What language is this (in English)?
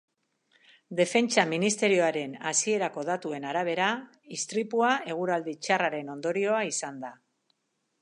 Basque